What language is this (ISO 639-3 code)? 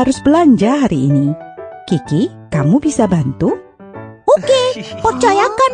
ind